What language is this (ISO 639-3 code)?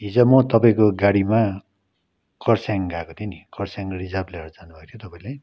nep